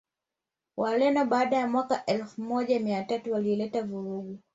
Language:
Swahili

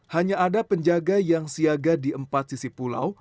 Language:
Indonesian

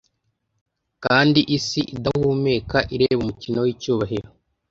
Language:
Kinyarwanda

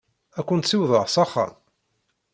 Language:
Kabyle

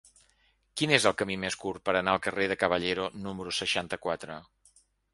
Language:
Catalan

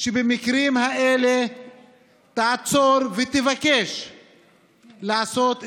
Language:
Hebrew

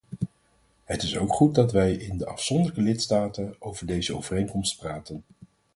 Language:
Dutch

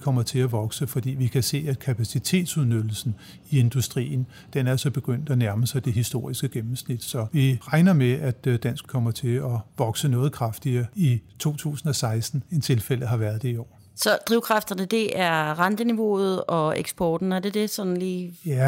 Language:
Danish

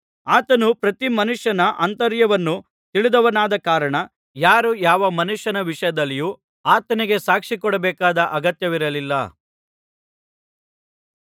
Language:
Kannada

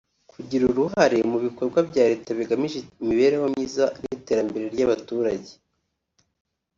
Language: Kinyarwanda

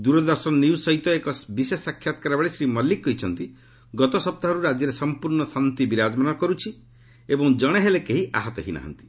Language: Odia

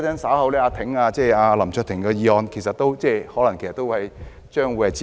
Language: Cantonese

